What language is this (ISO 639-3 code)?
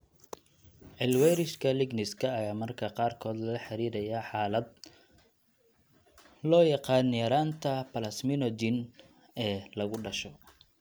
som